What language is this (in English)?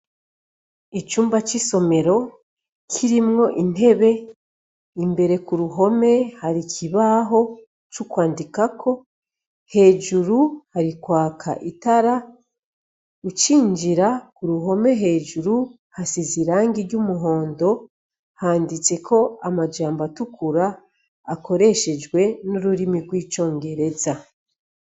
Rundi